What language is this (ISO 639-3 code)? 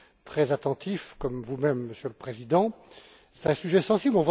fra